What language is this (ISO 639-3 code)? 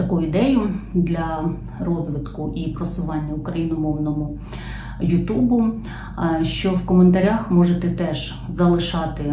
ukr